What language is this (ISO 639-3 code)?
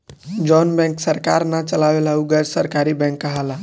bho